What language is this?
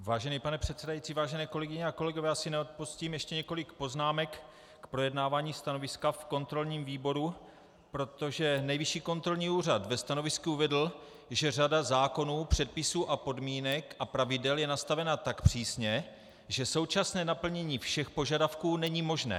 Czech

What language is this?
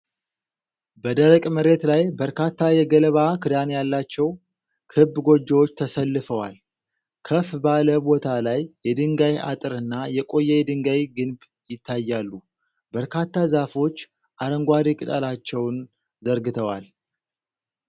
Amharic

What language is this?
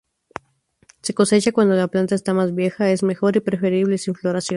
Spanish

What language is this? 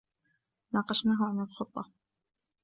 Arabic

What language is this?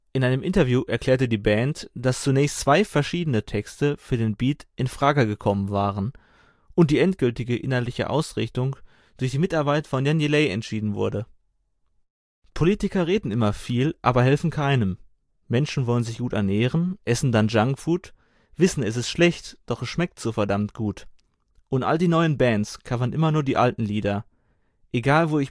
German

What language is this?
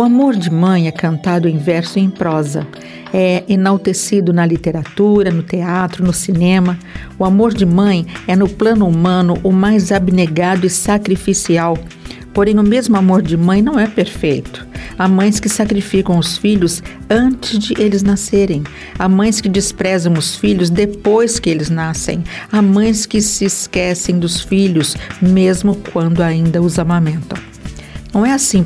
Portuguese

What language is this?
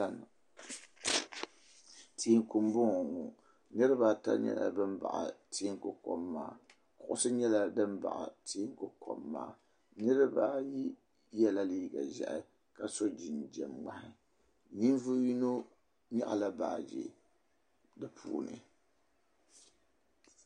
Dagbani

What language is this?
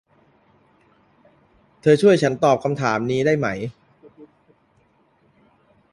Thai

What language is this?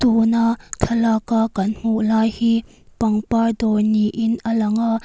Mizo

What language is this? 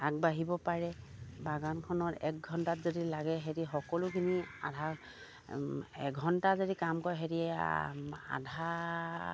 Assamese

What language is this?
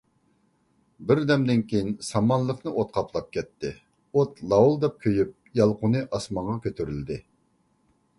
Uyghur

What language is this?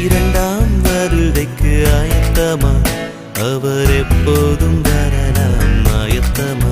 Tamil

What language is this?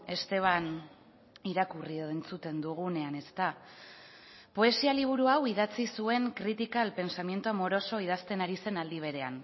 Basque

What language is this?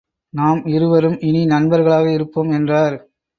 Tamil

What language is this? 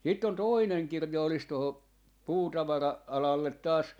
Finnish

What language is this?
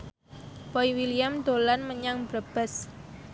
Javanese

